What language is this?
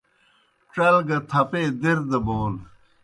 Kohistani Shina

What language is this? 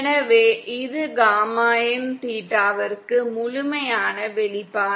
Tamil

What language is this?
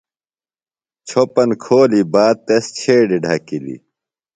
Phalura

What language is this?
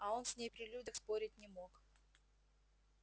Russian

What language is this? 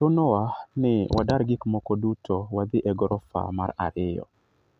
Luo (Kenya and Tanzania)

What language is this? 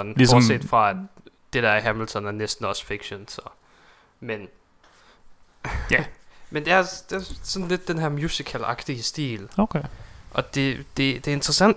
Danish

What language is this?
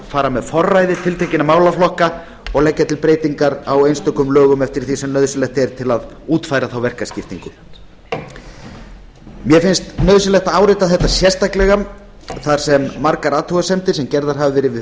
Icelandic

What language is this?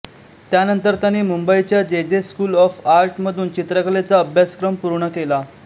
Marathi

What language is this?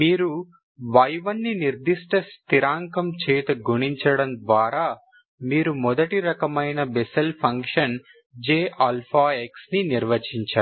Telugu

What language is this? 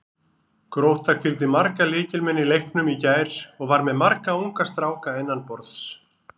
Icelandic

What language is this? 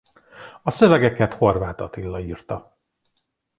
Hungarian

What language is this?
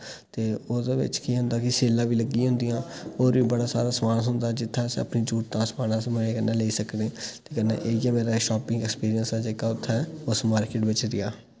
Dogri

